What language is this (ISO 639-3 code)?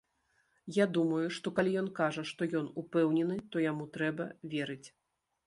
bel